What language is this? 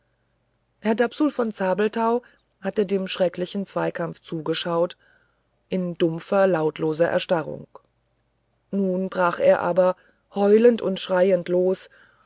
German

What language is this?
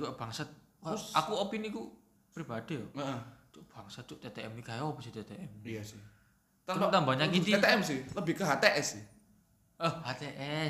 Indonesian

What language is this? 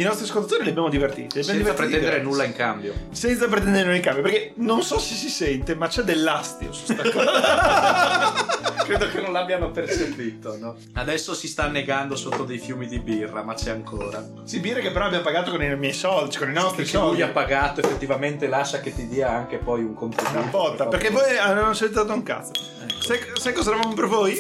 Italian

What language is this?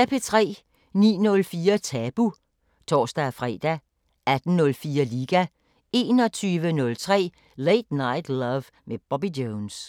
Danish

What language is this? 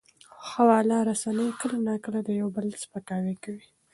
Pashto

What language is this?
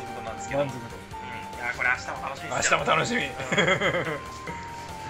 Japanese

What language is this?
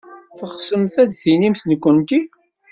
Kabyle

